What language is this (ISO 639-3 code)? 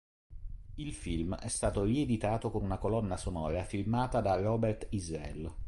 ita